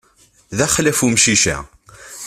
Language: Kabyle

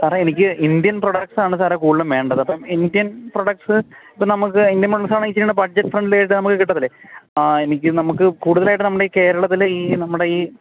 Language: Malayalam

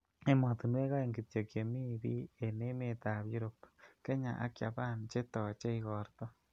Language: Kalenjin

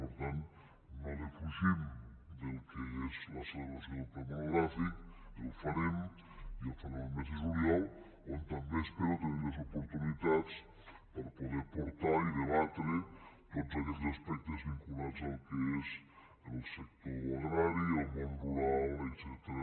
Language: Catalan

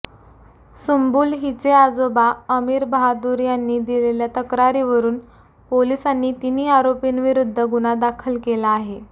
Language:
Marathi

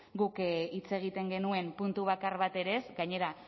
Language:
Basque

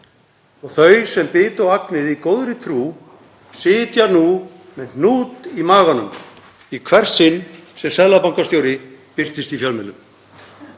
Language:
Icelandic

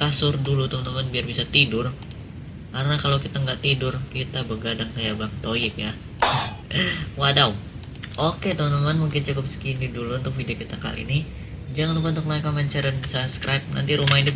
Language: Indonesian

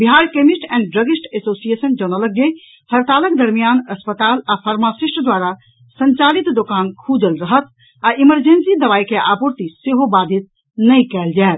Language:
Maithili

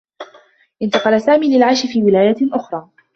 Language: Arabic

